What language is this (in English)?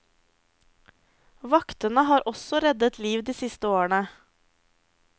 Norwegian